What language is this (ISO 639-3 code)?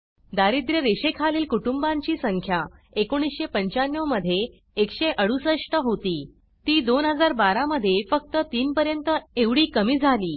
mar